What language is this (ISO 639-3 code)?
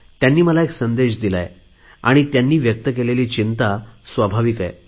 mar